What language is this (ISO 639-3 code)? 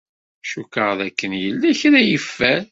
kab